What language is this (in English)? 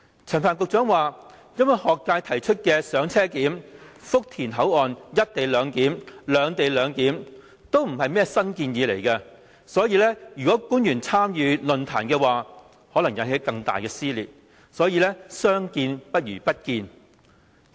Cantonese